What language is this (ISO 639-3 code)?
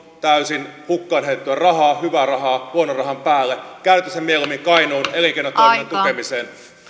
fin